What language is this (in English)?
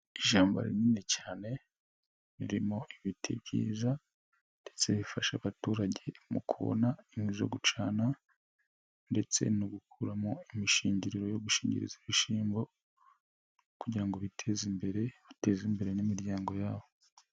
Kinyarwanda